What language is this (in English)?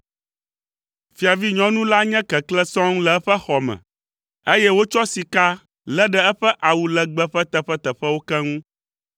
Ewe